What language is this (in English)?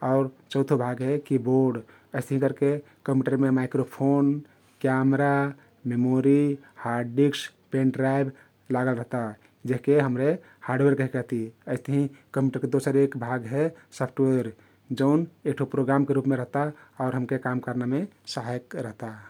Kathoriya Tharu